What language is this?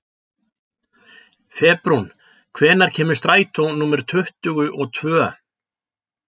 Icelandic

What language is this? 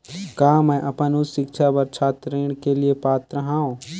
Chhattisgarhi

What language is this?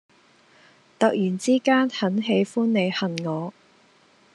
Cantonese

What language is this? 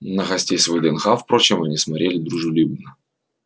Russian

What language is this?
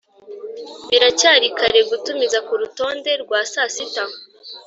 Kinyarwanda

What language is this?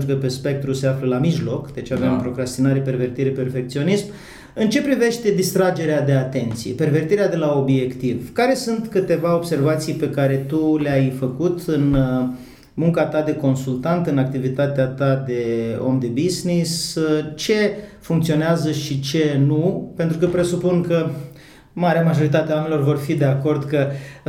Romanian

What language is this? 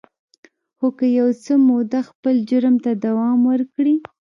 Pashto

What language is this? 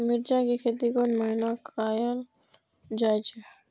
Maithili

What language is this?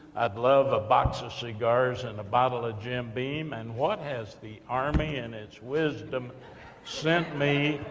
English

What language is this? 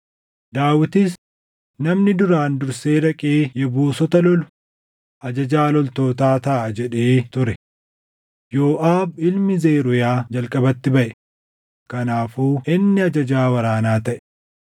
Oromo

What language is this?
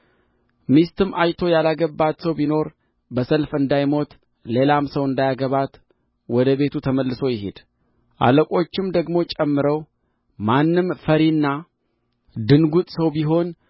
Amharic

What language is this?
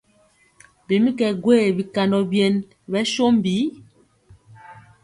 Mpiemo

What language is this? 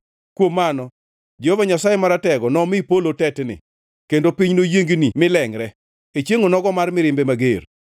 Luo (Kenya and Tanzania)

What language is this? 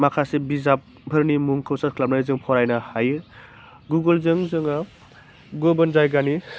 Bodo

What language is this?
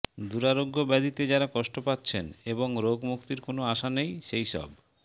Bangla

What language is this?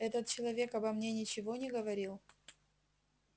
Russian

